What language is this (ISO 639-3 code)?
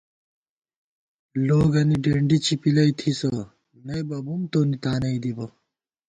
gwt